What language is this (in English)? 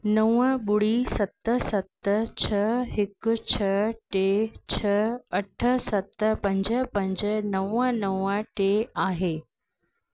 Sindhi